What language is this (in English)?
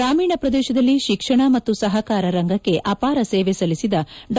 Kannada